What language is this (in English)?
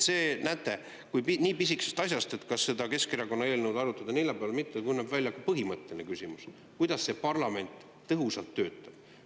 Estonian